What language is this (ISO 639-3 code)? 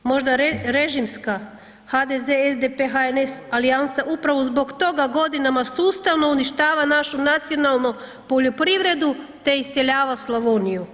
hrv